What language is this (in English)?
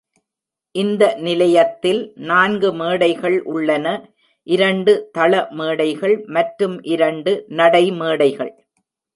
Tamil